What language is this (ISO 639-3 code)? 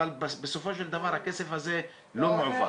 heb